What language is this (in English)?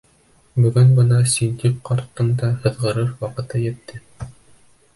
Bashkir